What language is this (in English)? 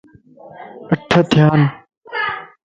Lasi